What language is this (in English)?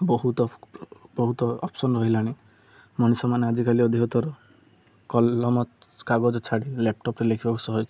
Odia